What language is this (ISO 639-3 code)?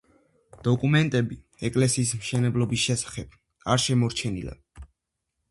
kat